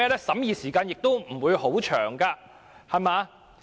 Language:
Cantonese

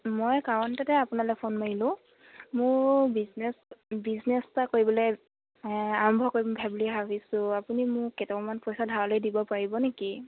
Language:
Assamese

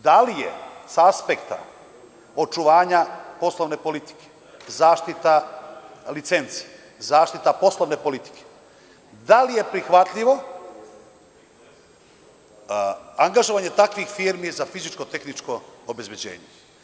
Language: Serbian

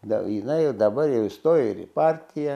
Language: Lithuanian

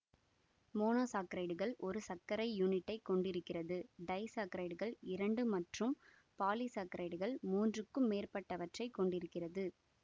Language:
Tamil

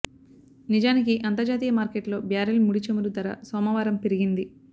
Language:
Telugu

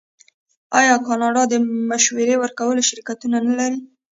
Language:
Pashto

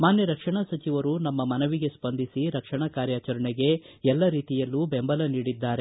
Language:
Kannada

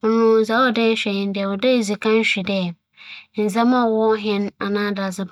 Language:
Akan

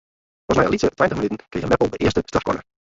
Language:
Western Frisian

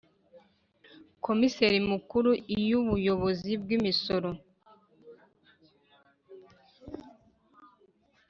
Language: Kinyarwanda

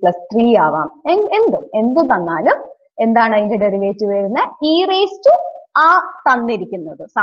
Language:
Romanian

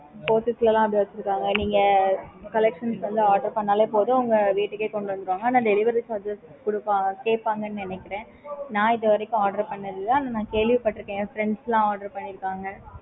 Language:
Tamil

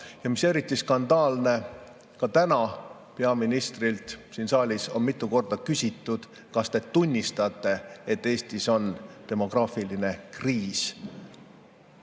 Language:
Estonian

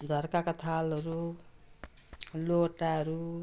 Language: Nepali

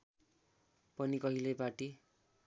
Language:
Nepali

